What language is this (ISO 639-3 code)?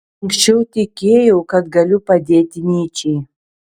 lit